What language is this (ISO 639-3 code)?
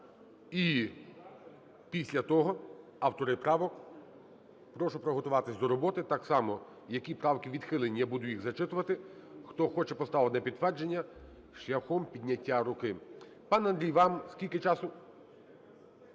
ukr